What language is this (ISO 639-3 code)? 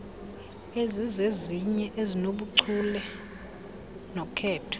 xho